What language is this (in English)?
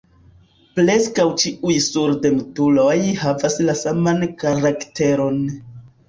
Esperanto